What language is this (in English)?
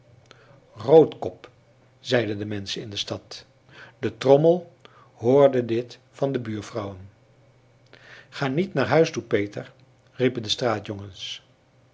Dutch